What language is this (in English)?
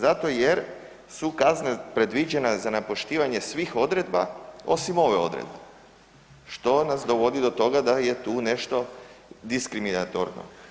Croatian